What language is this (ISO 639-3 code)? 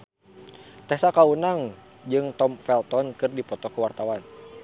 sun